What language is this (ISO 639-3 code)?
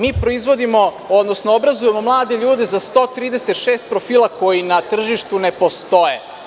srp